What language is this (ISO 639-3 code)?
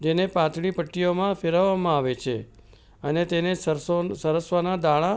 guj